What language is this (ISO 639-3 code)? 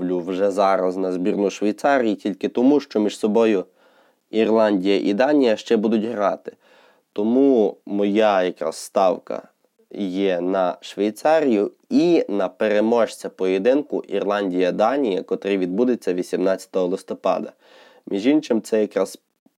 ukr